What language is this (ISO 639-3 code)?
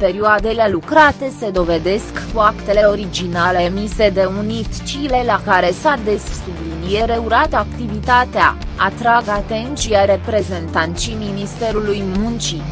ron